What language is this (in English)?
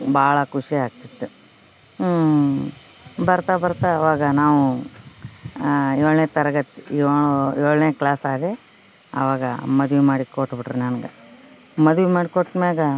Kannada